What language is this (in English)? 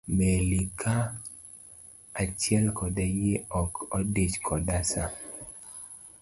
Luo (Kenya and Tanzania)